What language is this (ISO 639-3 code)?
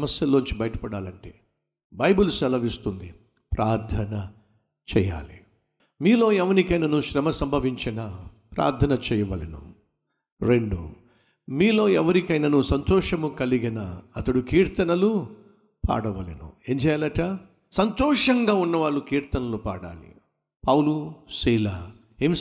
tel